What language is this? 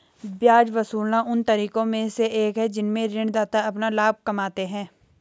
Hindi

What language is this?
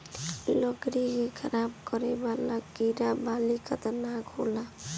Bhojpuri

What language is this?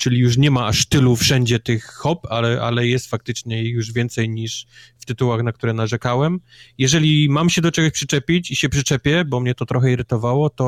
Polish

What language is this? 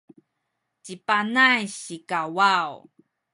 Sakizaya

